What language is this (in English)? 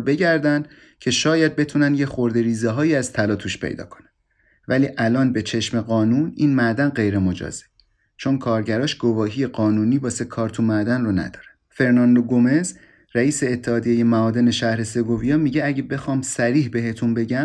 Persian